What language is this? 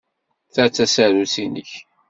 Kabyle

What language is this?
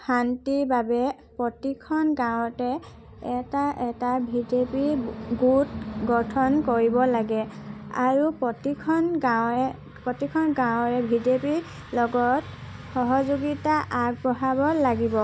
Assamese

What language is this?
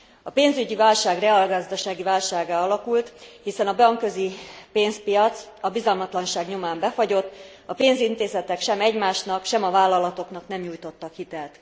Hungarian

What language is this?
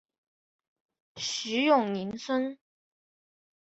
Chinese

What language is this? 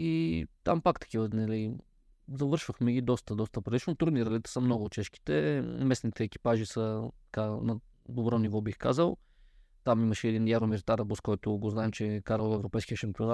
Bulgarian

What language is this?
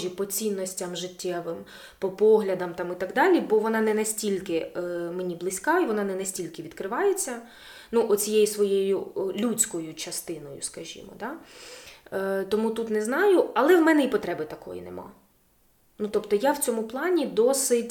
Ukrainian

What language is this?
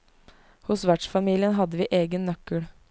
Norwegian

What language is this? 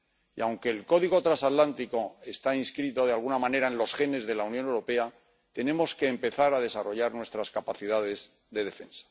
Spanish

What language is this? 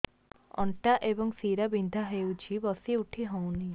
Odia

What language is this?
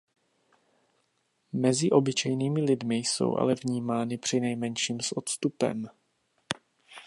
Czech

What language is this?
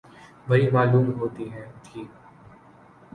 Urdu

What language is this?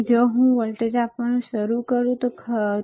Gujarati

